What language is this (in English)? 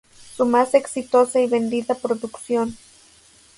Spanish